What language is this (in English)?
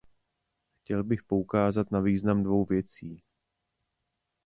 Czech